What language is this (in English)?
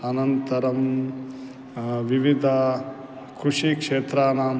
Sanskrit